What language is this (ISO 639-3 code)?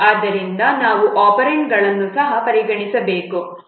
kan